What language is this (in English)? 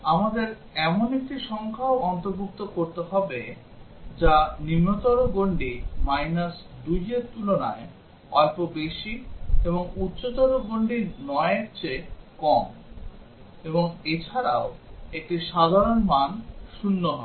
Bangla